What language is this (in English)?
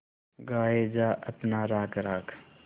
Hindi